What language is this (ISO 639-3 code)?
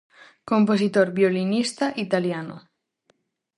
glg